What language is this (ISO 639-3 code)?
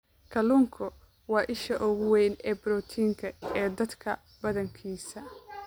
som